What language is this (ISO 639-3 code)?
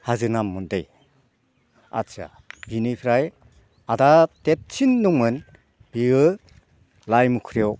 brx